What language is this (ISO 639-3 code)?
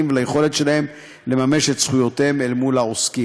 heb